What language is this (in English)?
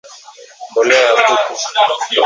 Swahili